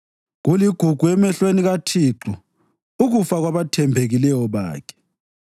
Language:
North Ndebele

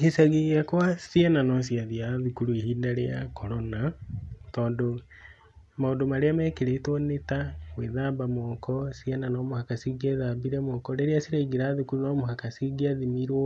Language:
Kikuyu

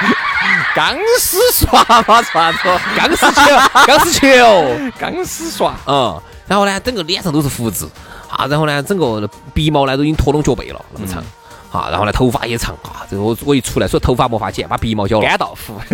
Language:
Chinese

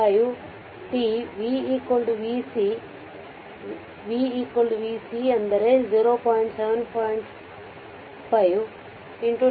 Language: Kannada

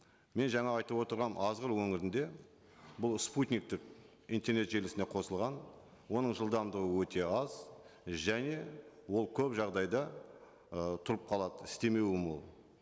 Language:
Kazakh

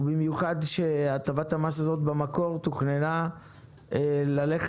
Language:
Hebrew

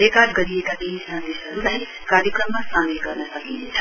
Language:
Nepali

